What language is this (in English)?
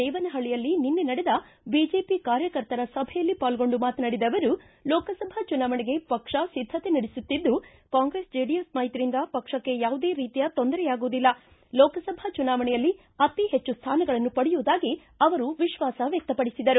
Kannada